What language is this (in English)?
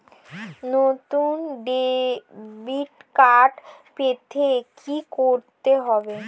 Bangla